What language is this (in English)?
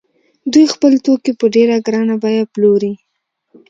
Pashto